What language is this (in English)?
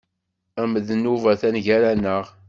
Kabyle